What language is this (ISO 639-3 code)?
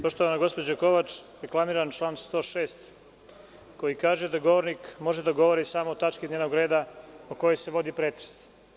srp